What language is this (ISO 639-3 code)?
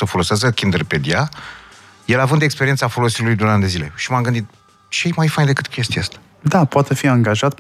ron